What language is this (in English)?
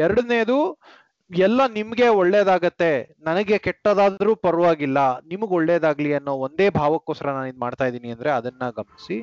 Kannada